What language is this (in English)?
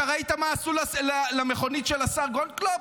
Hebrew